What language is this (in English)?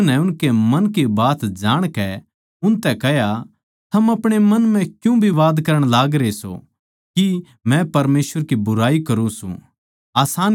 Haryanvi